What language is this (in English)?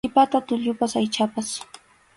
Arequipa-La Unión Quechua